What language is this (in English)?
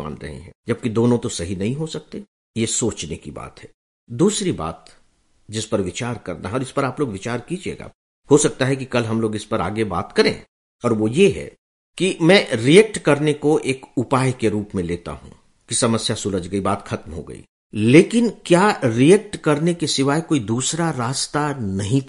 Hindi